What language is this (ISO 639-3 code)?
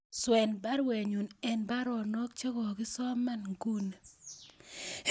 kln